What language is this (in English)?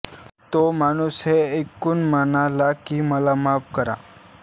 Marathi